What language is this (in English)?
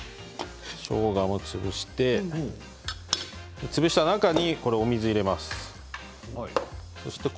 Japanese